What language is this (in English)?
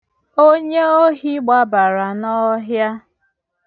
Igbo